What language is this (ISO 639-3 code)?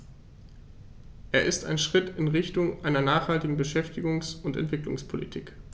deu